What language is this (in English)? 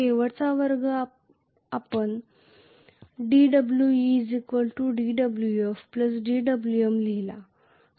Marathi